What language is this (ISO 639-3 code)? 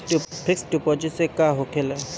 bho